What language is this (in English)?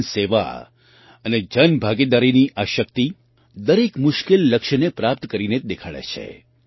Gujarati